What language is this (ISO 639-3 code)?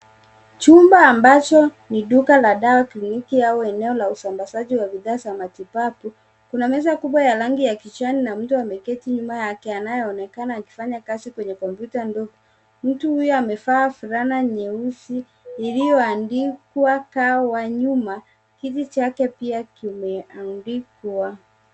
swa